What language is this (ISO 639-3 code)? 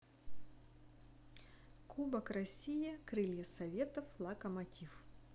rus